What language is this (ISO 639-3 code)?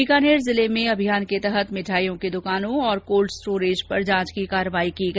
hin